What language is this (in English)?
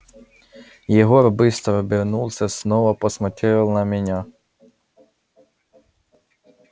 Russian